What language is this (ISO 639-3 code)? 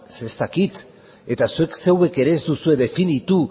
eus